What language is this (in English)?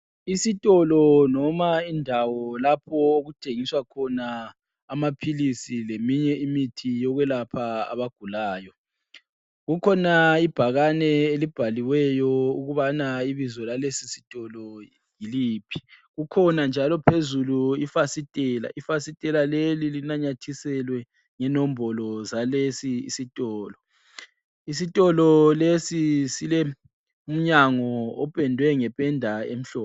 North Ndebele